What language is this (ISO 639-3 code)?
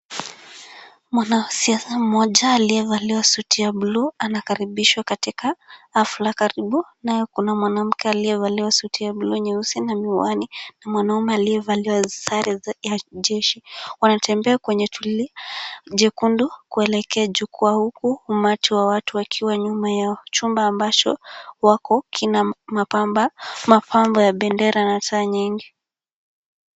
swa